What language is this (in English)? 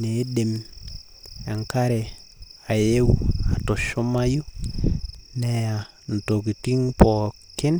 Masai